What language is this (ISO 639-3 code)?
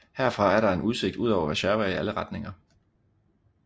dan